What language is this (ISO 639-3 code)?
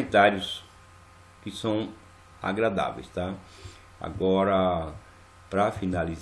por